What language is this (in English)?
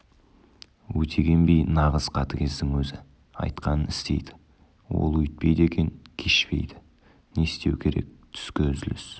Kazakh